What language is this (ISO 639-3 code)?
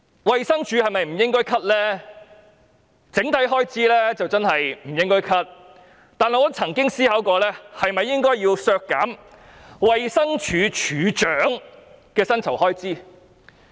yue